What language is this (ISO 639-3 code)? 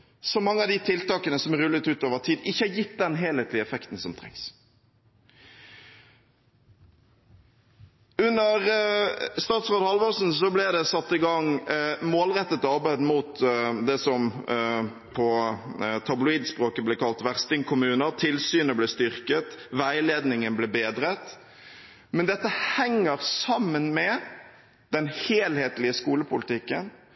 nob